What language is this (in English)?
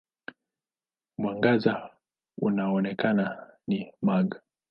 Swahili